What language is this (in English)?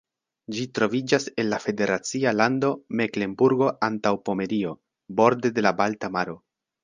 Esperanto